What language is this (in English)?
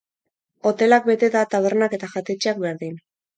Basque